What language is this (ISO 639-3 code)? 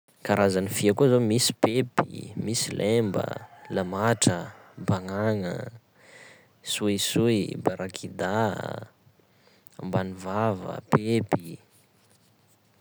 skg